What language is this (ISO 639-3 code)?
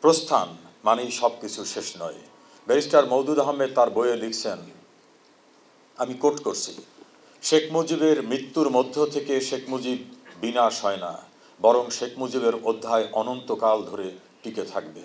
tur